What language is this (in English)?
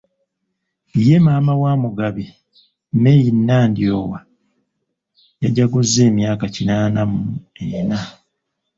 Ganda